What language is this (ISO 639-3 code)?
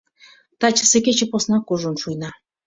chm